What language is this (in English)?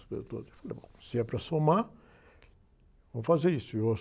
Portuguese